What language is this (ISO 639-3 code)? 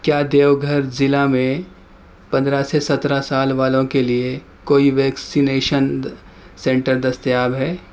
urd